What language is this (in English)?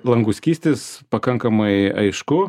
Lithuanian